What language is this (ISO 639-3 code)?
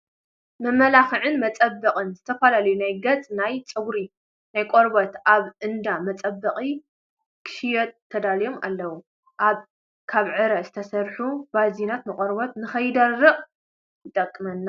tir